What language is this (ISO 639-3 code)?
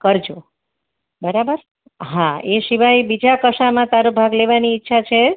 guj